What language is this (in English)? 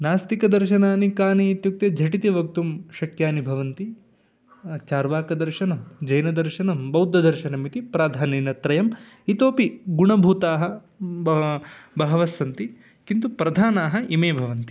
Sanskrit